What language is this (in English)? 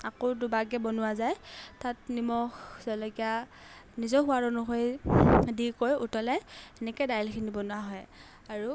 Assamese